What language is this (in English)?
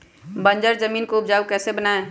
Magahi